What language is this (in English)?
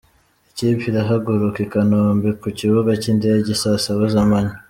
Kinyarwanda